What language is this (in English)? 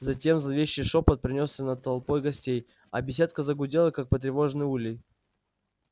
Russian